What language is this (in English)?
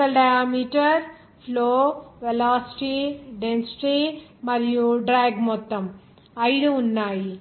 Telugu